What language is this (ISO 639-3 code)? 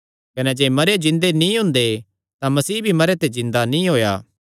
xnr